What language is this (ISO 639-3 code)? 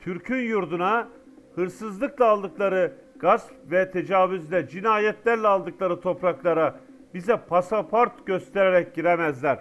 tur